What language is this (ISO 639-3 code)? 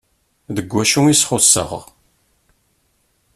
kab